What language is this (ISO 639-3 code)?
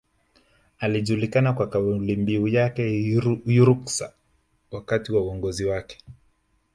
swa